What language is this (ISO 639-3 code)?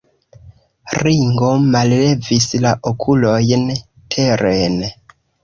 epo